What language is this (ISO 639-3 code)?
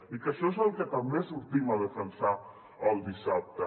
cat